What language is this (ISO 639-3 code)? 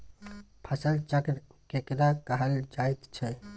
mai